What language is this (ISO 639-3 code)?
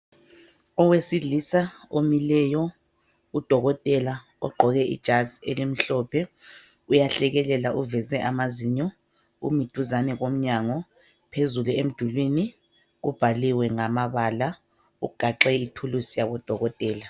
nde